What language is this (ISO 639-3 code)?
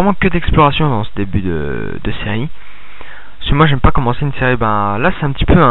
fra